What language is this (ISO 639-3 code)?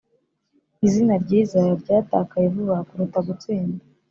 kin